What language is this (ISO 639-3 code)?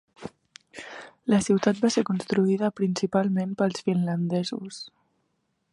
cat